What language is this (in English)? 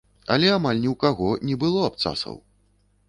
Belarusian